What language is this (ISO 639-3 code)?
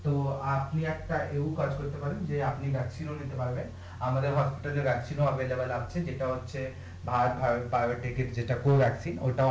ben